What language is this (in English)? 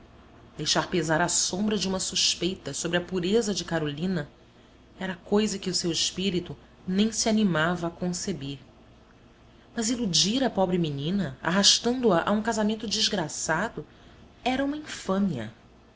Portuguese